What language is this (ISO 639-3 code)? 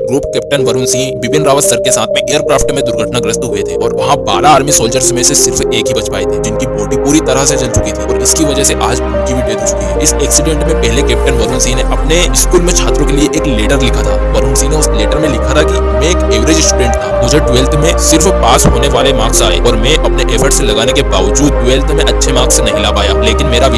hin